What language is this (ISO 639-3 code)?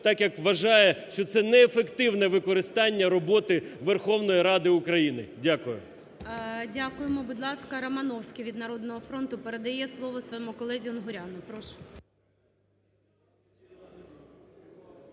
ukr